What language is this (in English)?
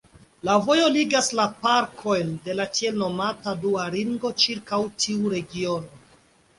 Esperanto